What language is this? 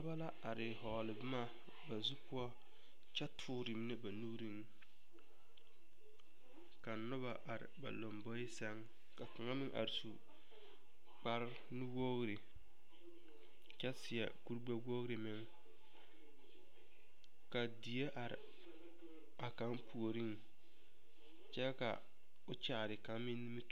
Southern Dagaare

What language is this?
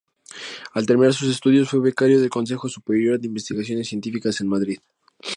Spanish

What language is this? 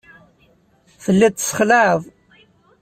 Kabyle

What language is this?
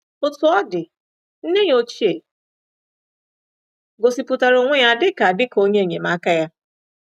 Igbo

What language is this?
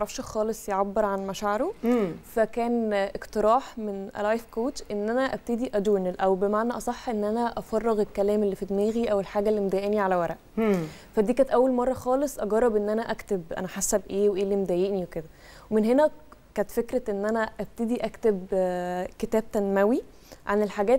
Arabic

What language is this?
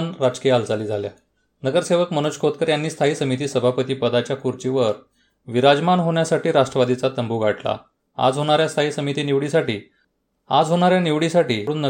Marathi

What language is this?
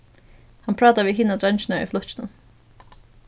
Faroese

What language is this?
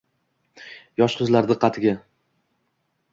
Uzbek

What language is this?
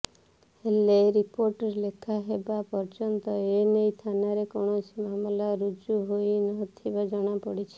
Odia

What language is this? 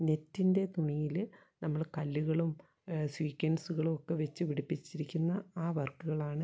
Malayalam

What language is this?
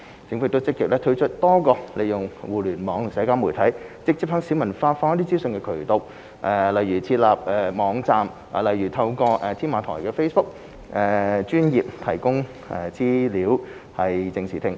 Cantonese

